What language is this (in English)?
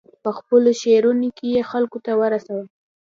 Pashto